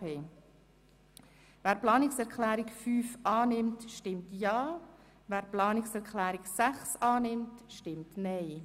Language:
Swiss German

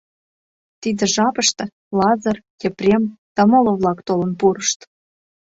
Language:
Mari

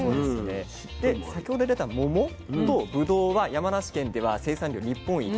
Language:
Japanese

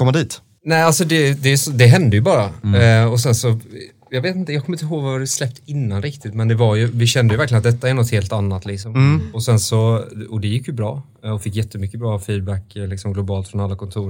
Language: Swedish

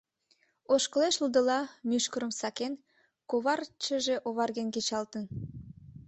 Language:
Mari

